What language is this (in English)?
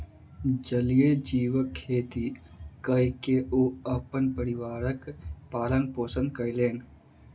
Maithili